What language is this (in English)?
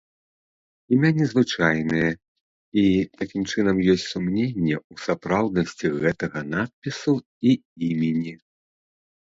Belarusian